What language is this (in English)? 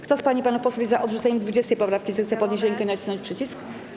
Polish